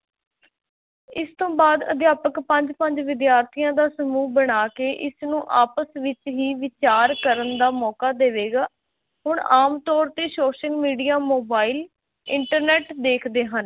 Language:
Punjabi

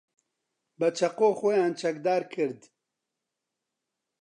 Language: Central Kurdish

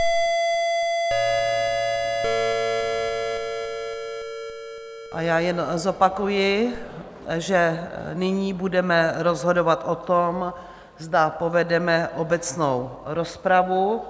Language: Czech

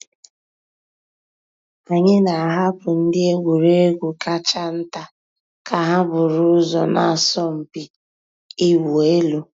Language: Igbo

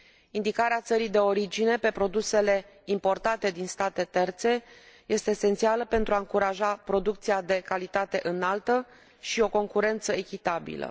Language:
Romanian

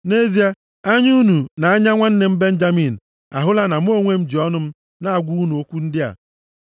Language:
Igbo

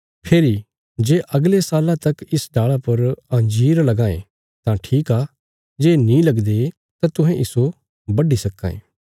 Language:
Bilaspuri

